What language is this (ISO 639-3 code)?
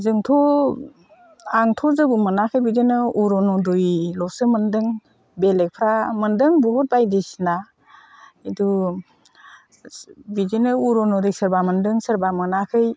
brx